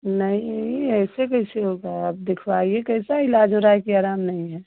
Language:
Hindi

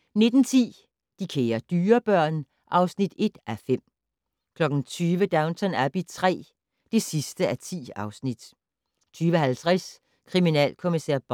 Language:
Danish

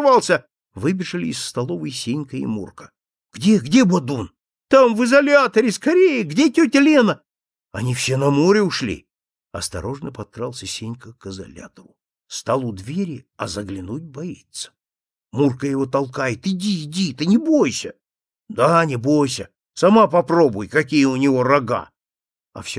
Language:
Russian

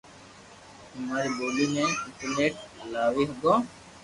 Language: Loarki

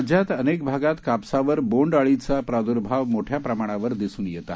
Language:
Marathi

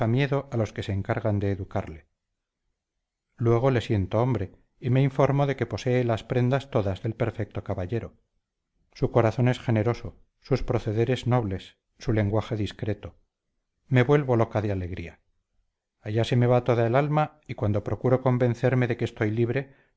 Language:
Spanish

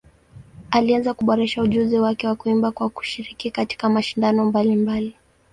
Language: Swahili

